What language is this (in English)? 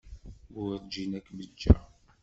Kabyle